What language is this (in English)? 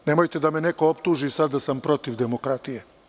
Serbian